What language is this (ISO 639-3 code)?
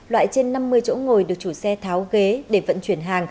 vie